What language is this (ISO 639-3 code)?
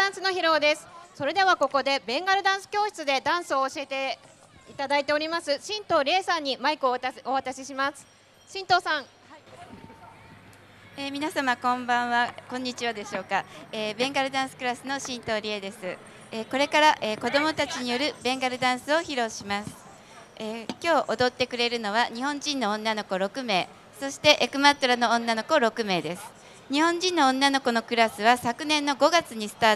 jpn